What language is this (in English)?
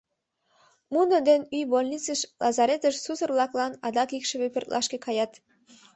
Mari